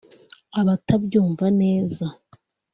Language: Kinyarwanda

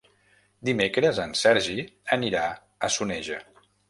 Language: Catalan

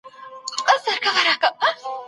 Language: Pashto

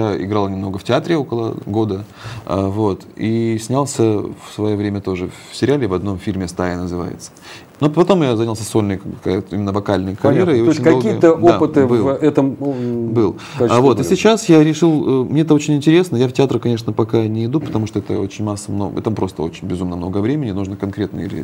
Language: Russian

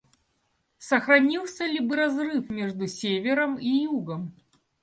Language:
Russian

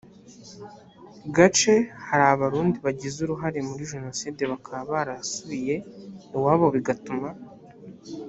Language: Kinyarwanda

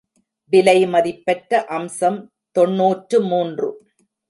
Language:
Tamil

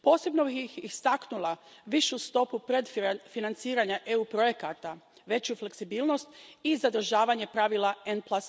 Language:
Croatian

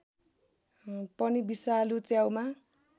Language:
Nepali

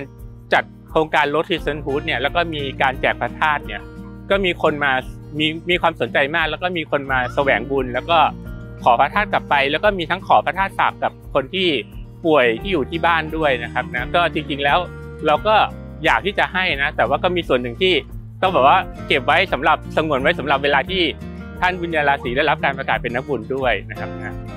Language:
Thai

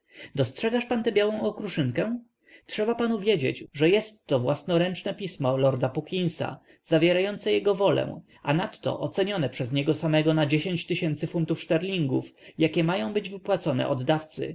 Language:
Polish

